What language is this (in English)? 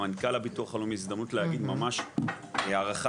Hebrew